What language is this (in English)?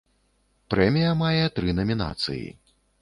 Belarusian